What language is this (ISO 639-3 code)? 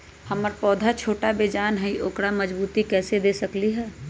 mag